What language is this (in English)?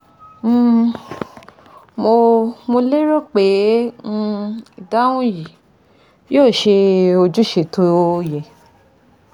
Yoruba